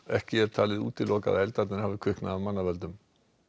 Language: Icelandic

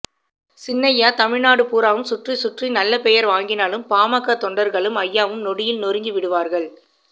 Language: Tamil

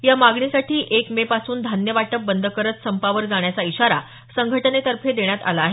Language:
Marathi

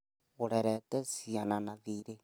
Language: Kikuyu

